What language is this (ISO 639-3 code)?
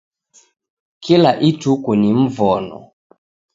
dav